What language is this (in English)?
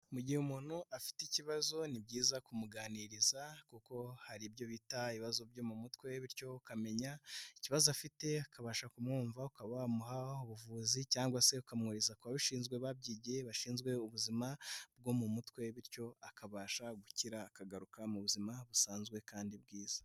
Kinyarwanda